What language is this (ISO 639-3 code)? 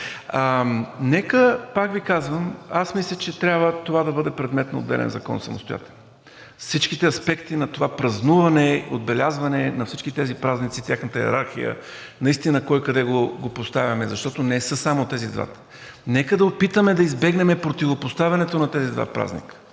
bul